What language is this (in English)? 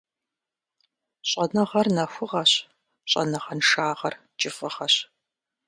Kabardian